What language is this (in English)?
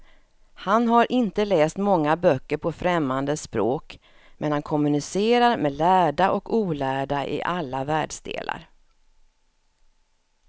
Swedish